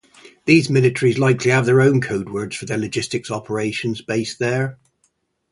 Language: English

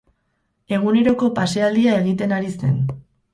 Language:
Basque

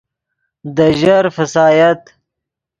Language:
Yidgha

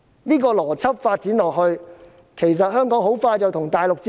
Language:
Cantonese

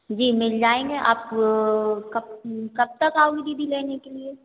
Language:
Hindi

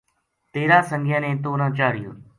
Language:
Gujari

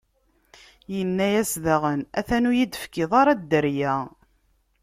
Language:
Kabyle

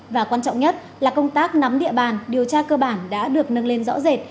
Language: Vietnamese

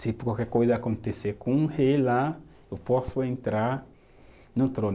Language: Portuguese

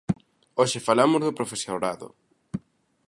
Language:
Galician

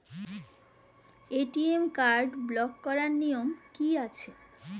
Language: Bangla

